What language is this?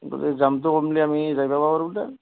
Assamese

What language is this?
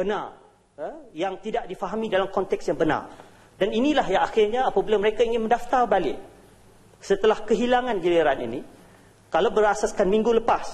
Malay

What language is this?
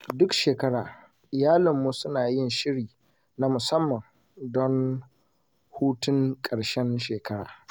Hausa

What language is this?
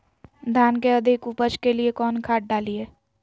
Magahi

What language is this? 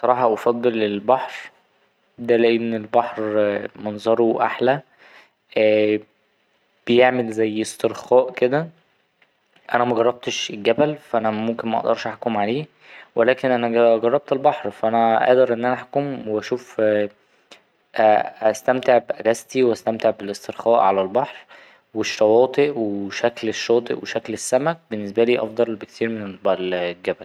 Egyptian Arabic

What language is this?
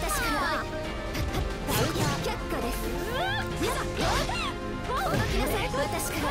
Japanese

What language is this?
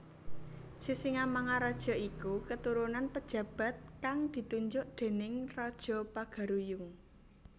Javanese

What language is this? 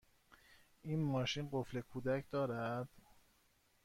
Persian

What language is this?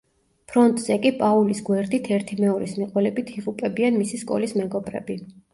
Georgian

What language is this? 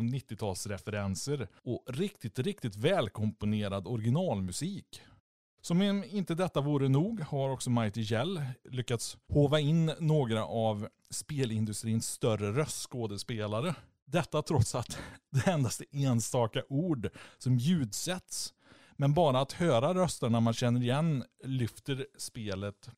Swedish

